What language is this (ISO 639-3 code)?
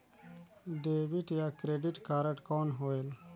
hne